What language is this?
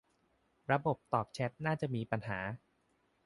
Thai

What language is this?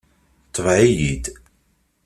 Kabyle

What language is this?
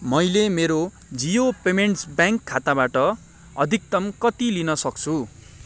Nepali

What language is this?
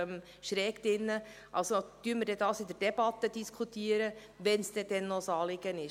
Swiss German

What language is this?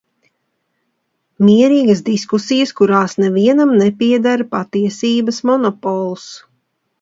Latvian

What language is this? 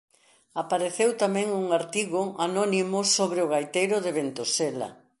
Galician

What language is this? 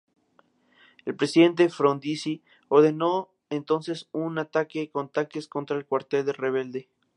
Spanish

